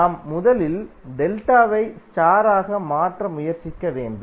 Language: Tamil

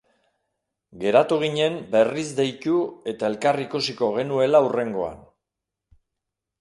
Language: Basque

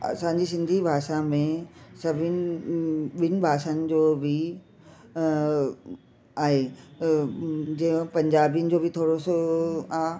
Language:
Sindhi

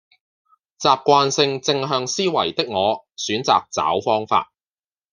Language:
Cantonese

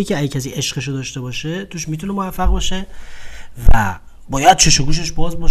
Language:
Persian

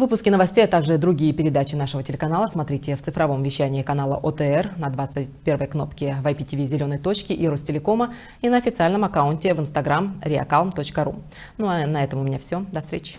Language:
Russian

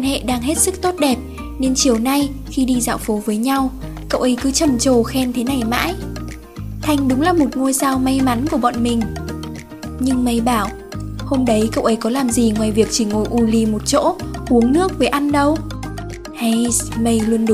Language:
Vietnamese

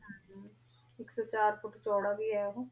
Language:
Punjabi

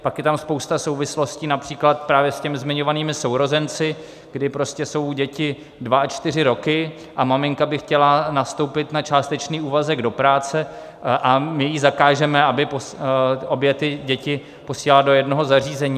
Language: Czech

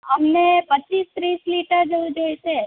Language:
Gujarati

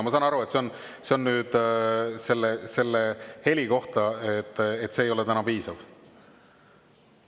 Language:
Estonian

